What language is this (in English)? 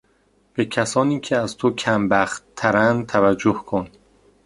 Persian